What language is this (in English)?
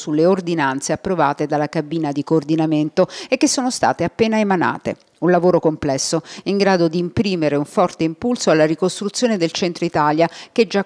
Italian